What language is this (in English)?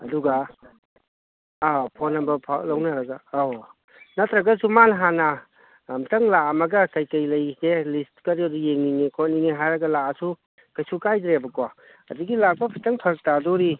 Manipuri